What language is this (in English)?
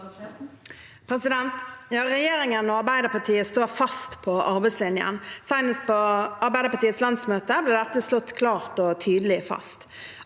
Norwegian